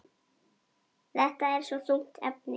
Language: Icelandic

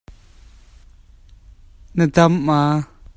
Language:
Hakha Chin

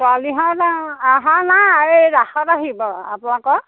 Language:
Assamese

